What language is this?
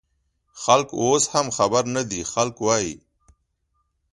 Pashto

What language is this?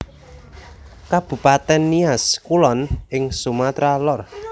Javanese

